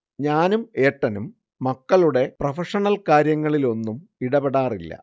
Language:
Malayalam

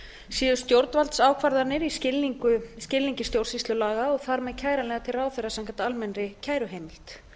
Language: Icelandic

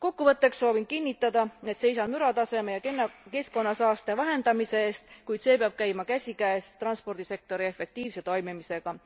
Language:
Estonian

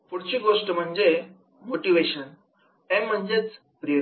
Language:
Marathi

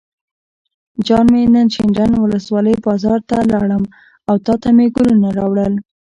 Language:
Pashto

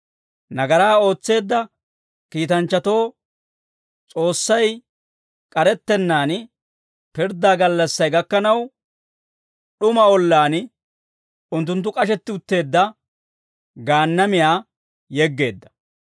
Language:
Dawro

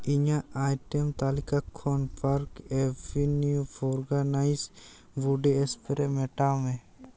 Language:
Santali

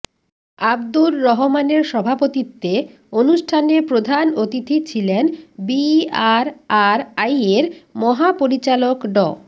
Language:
Bangla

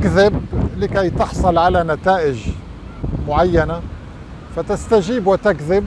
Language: Arabic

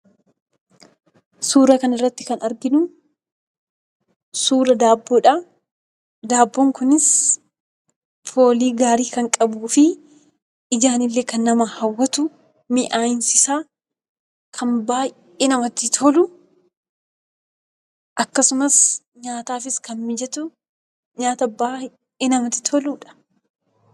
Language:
Oromo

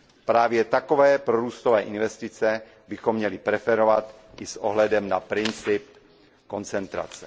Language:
Czech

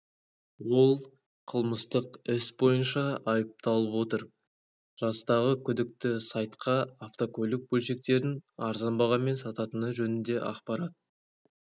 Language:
Kazakh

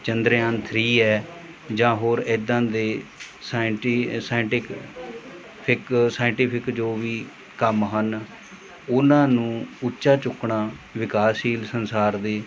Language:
Punjabi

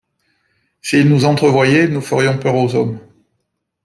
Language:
French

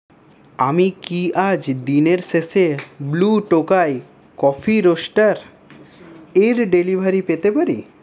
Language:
Bangla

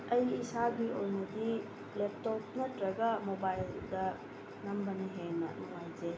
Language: Manipuri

